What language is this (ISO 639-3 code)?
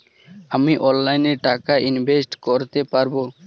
ben